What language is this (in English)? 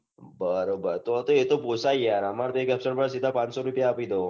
Gujarati